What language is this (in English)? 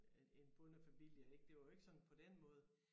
Danish